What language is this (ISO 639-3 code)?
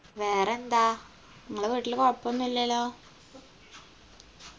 mal